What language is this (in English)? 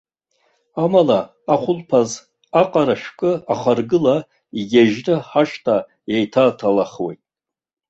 Abkhazian